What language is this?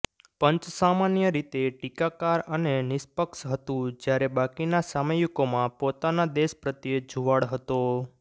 Gujarati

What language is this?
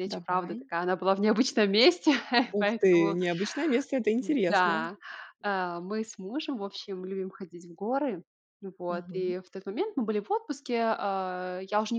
Russian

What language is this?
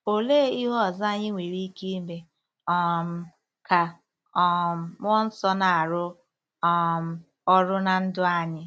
Igbo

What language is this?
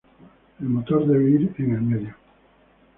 Spanish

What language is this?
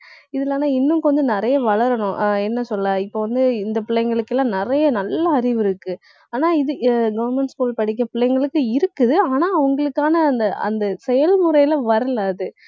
Tamil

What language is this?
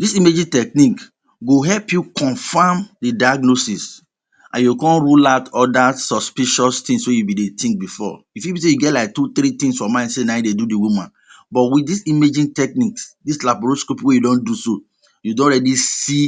Nigerian Pidgin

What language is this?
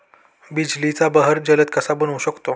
Marathi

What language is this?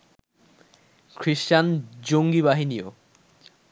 Bangla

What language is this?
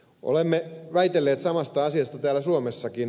Finnish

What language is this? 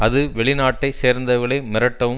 Tamil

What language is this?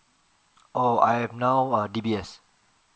English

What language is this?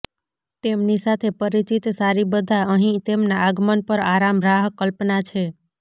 Gujarati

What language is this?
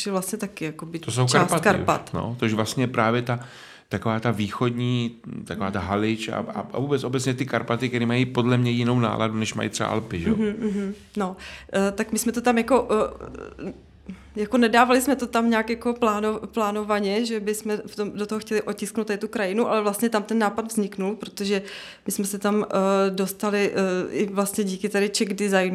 Czech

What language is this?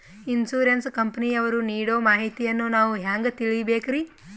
Kannada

